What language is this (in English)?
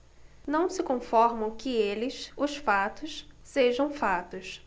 Portuguese